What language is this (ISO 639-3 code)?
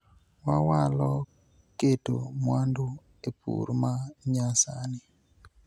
luo